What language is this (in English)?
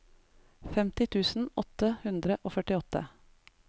Norwegian